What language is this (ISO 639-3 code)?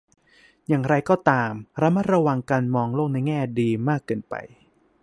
tha